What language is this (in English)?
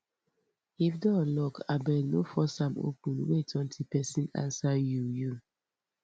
Nigerian Pidgin